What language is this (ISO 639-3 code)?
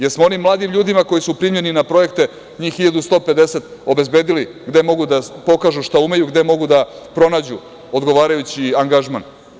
srp